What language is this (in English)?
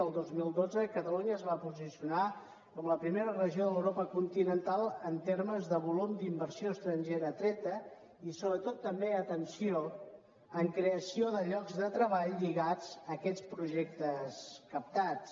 Catalan